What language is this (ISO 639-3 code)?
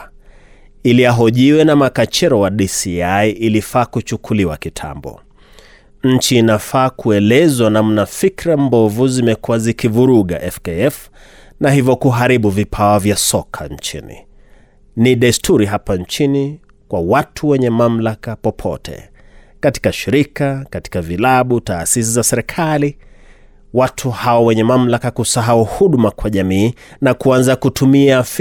swa